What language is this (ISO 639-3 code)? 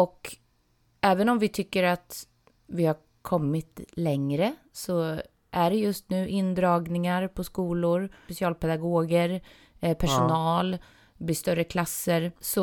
swe